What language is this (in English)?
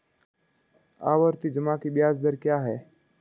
Hindi